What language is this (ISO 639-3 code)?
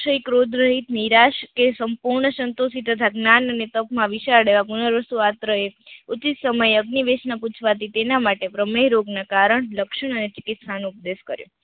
guj